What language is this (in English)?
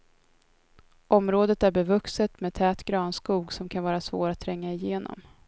Swedish